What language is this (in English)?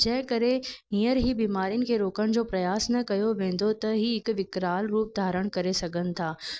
Sindhi